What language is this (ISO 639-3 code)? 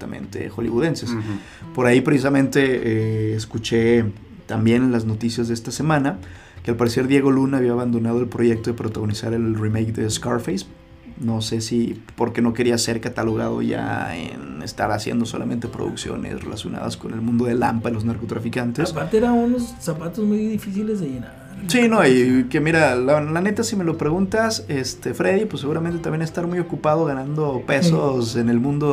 spa